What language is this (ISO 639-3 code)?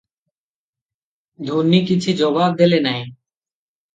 ori